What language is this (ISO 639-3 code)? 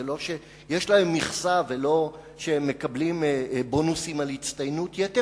heb